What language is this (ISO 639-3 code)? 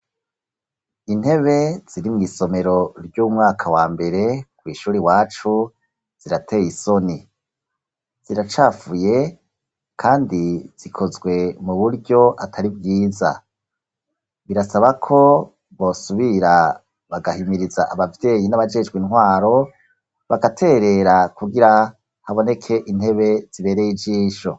run